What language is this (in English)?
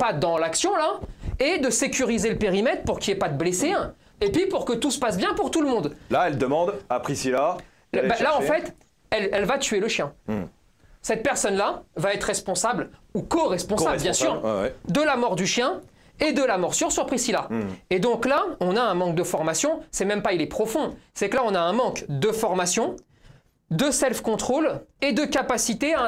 French